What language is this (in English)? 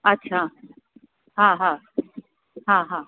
Sindhi